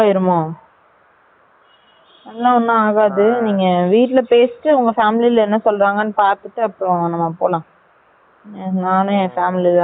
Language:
Tamil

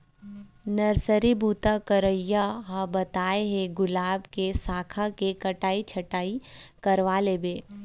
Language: Chhattisgarhi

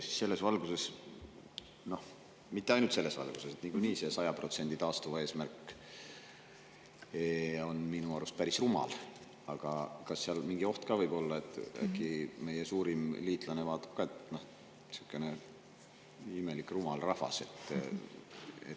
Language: Estonian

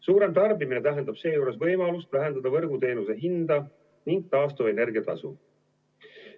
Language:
Estonian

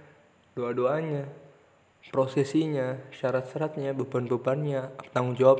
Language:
Indonesian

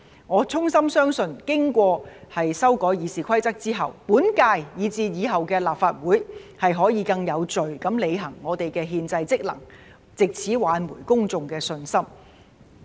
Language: Cantonese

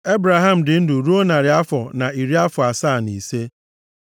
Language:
Igbo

